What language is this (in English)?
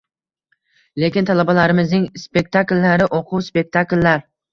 Uzbek